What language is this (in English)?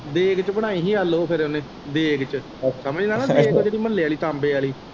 Punjabi